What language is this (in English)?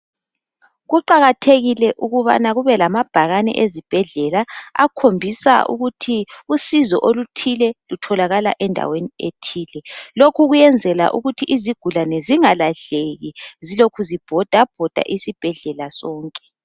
North Ndebele